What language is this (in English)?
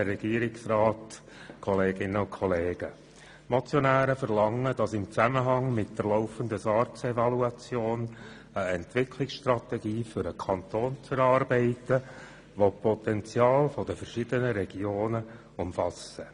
Swiss German